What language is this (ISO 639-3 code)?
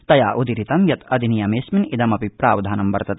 san